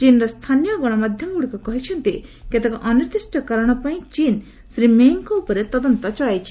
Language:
Odia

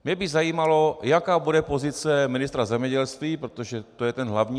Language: Czech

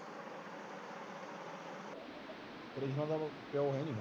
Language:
Punjabi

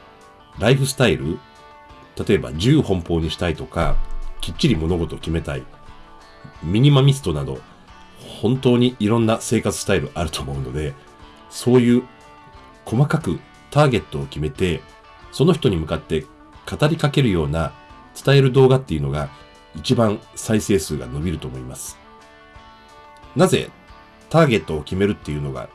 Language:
Japanese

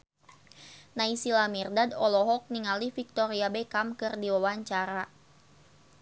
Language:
Sundanese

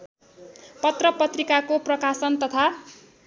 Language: Nepali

